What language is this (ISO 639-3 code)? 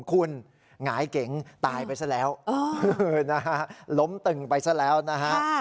tha